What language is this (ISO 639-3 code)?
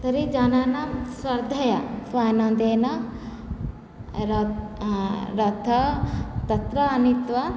san